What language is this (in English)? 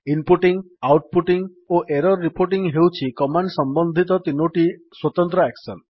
Odia